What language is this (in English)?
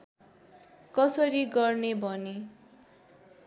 Nepali